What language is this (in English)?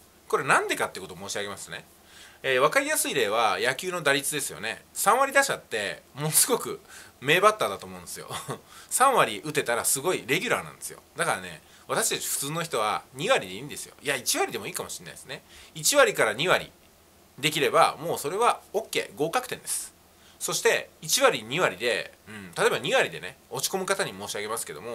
Japanese